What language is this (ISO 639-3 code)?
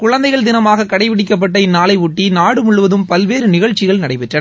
tam